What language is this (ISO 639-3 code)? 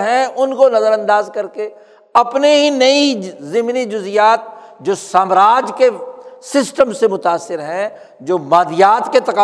urd